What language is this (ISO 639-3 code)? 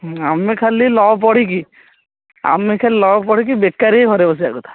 ori